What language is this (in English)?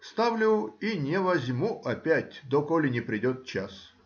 Russian